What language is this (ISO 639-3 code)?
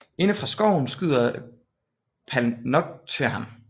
dan